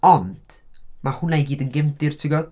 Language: Welsh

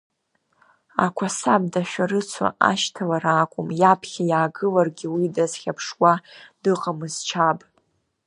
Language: Abkhazian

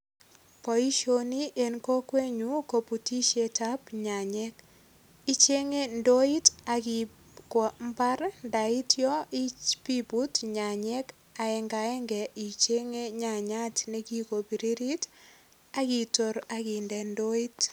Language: Kalenjin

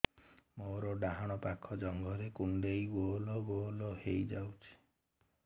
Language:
Odia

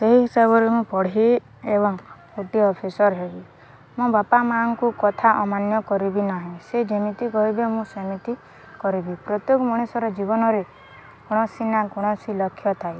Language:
Odia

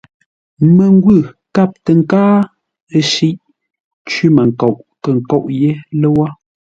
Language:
Ngombale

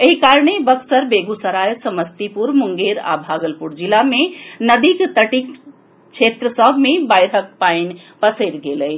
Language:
Maithili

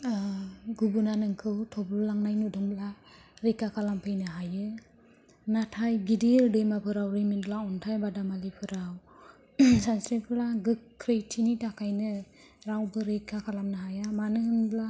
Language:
Bodo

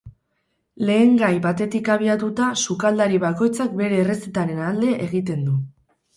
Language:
Basque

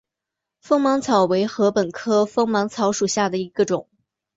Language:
Chinese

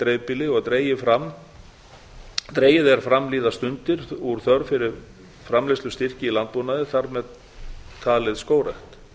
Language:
Icelandic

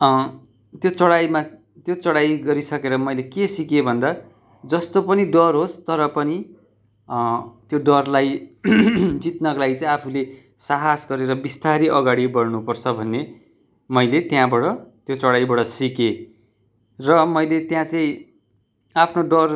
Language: Nepali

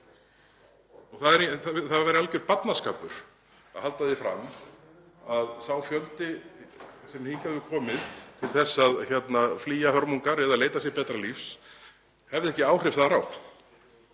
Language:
Icelandic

